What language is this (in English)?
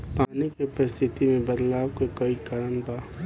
Bhojpuri